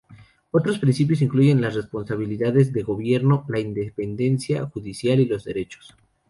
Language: Spanish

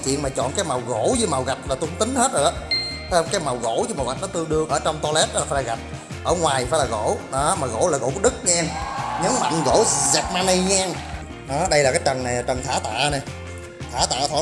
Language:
Vietnamese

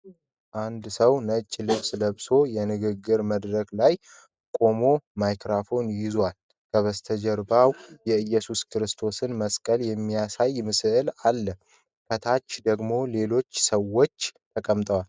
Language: Amharic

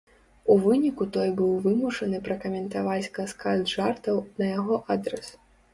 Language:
Belarusian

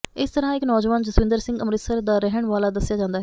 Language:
Punjabi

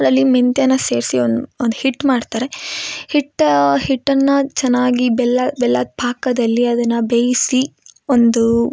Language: Kannada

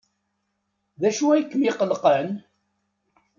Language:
Kabyle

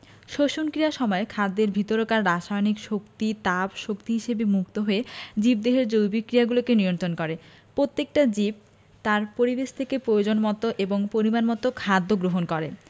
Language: Bangla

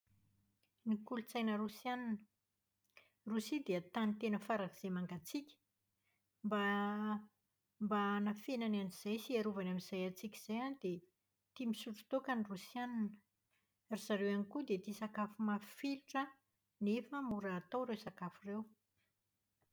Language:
Malagasy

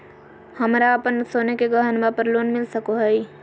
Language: Magahi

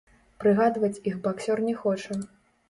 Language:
Belarusian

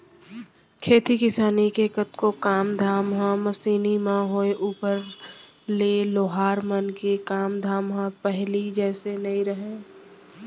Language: Chhattisgarhi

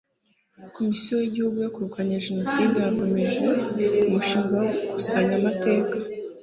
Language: Kinyarwanda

